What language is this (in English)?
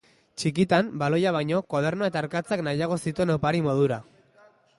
Basque